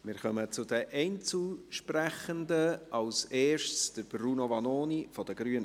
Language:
Swiss German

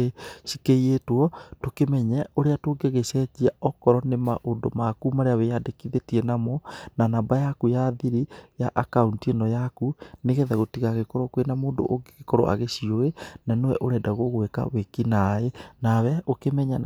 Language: Kikuyu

